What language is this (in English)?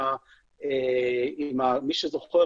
Hebrew